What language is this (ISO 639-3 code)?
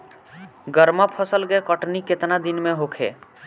bho